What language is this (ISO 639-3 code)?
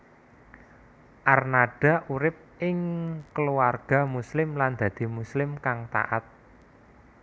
jav